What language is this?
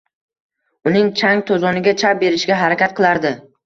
Uzbek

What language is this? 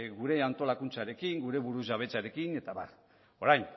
Basque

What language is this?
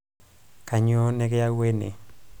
Masai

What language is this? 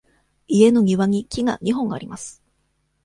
Japanese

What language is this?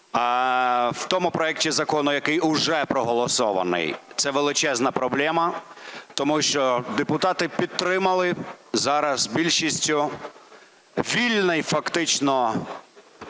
Ukrainian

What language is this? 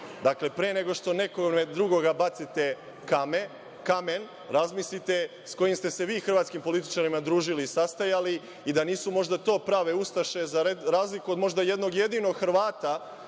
Serbian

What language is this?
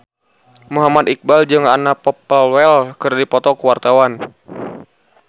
Sundanese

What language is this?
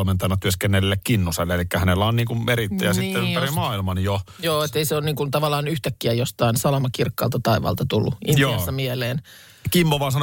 Finnish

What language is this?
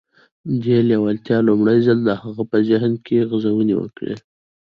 Pashto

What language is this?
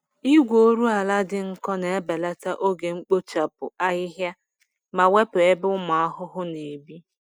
Igbo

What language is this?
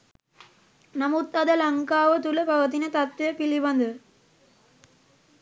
Sinhala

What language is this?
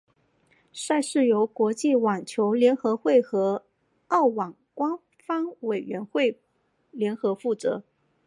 Chinese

